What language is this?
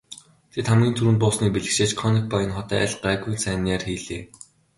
Mongolian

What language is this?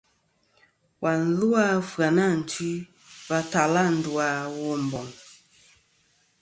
Kom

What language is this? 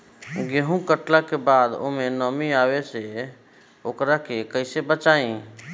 Bhojpuri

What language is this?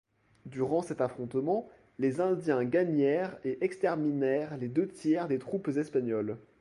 French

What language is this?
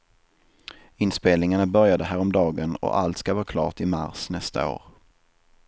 Swedish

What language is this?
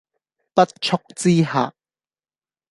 Cantonese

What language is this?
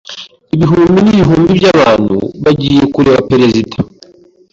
Kinyarwanda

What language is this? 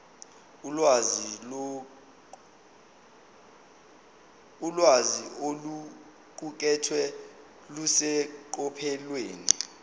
Zulu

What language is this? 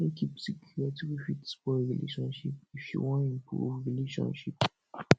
Nigerian Pidgin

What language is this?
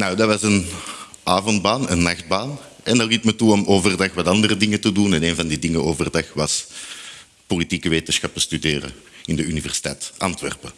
Dutch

